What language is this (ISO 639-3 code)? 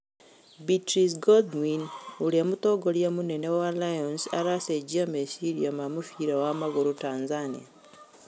kik